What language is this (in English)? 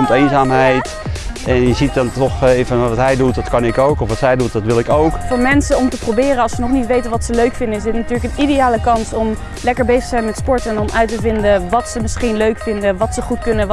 Dutch